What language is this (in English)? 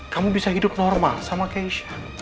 Indonesian